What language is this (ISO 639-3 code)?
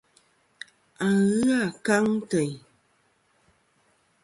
bkm